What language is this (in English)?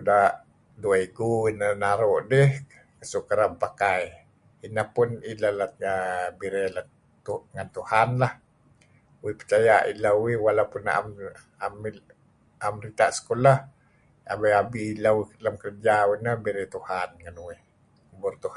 Kelabit